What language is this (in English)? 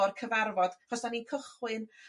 Welsh